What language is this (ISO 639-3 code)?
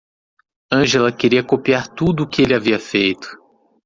por